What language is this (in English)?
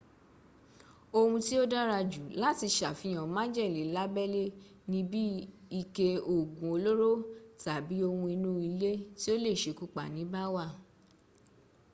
Yoruba